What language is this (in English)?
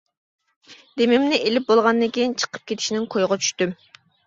Uyghur